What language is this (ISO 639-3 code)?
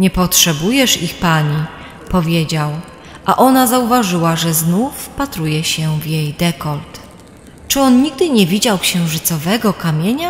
pol